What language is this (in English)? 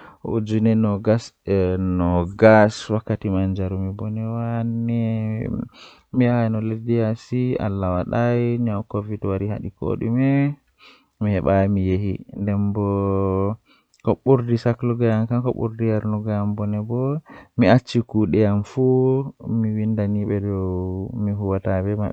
Western Niger Fulfulde